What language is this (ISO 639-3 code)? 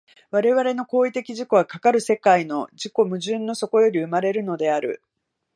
jpn